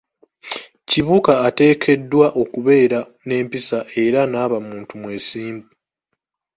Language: Ganda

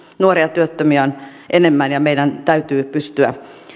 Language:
Finnish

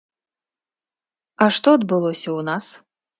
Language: Belarusian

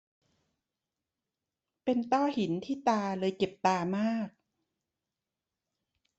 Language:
Thai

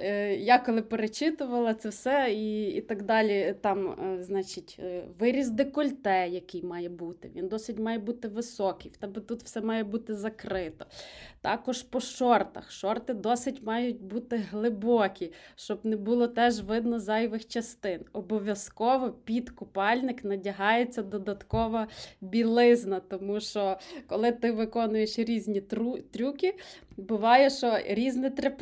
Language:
Ukrainian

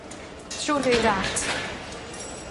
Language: Welsh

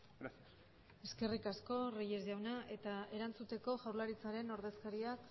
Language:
Basque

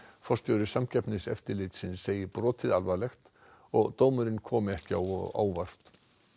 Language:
Icelandic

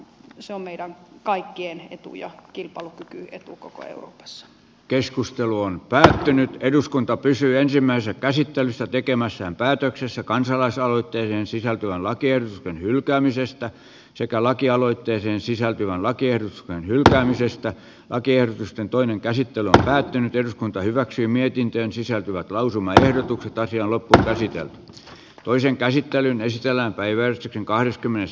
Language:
Finnish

